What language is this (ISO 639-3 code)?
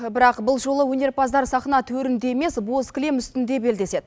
kaz